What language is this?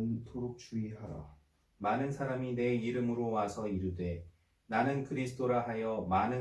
Korean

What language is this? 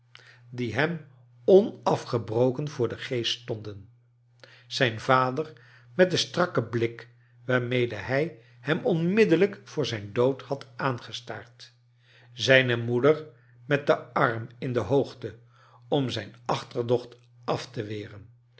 Dutch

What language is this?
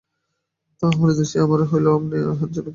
Bangla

